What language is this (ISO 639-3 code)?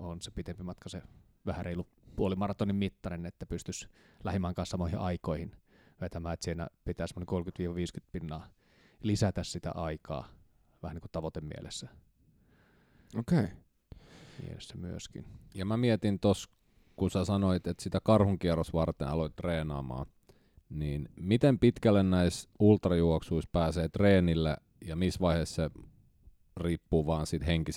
fin